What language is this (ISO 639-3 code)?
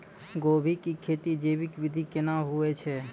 mai